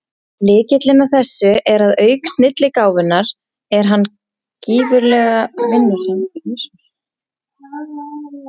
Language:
Icelandic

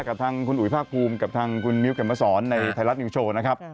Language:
Thai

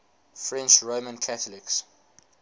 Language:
English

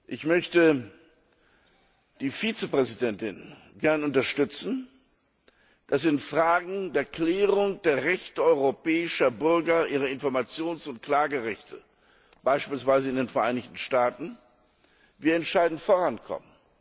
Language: German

